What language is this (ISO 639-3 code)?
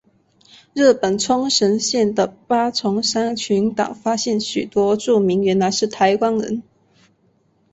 zho